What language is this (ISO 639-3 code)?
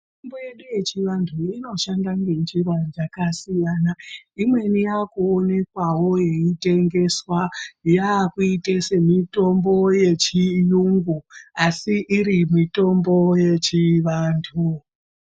ndc